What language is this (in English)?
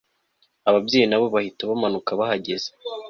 Kinyarwanda